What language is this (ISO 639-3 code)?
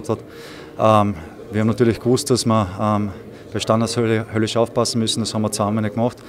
deu